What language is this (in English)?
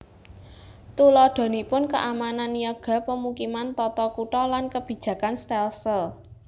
Javanese